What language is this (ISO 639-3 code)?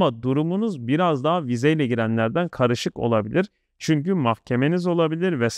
tur